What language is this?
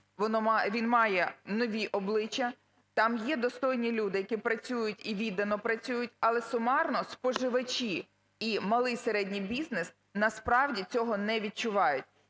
Ukrainian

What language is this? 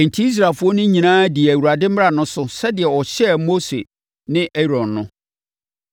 Akan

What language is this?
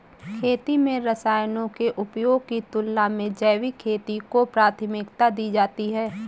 Hindi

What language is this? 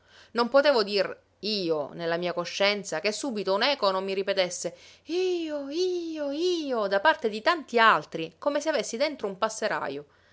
Italian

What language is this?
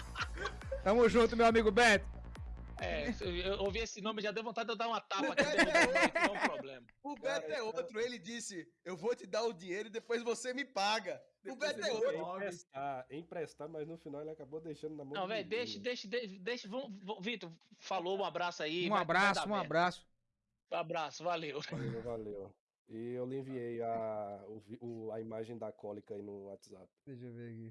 Portuguese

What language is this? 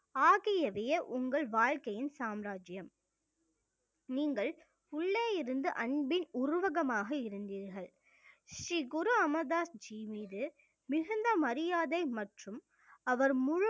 Tamil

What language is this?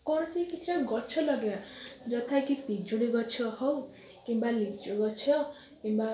Odia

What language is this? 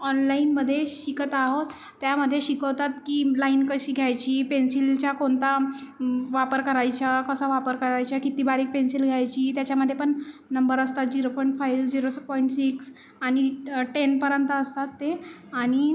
Marathi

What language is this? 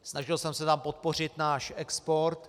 Czech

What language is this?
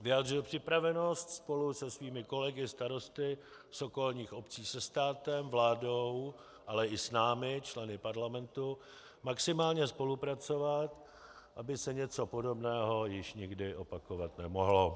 Czech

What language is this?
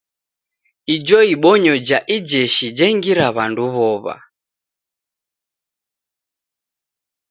Taita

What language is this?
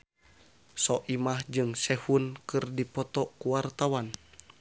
Sundanese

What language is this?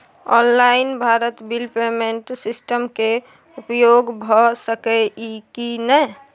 Maithili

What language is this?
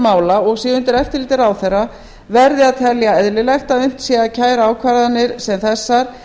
Icelandic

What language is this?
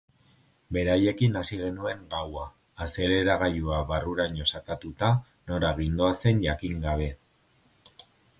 Basque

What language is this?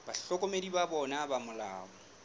Southern Sotho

